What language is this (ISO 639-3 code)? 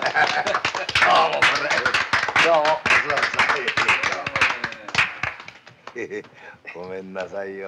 jpn